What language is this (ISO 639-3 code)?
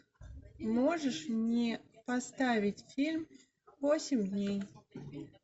rus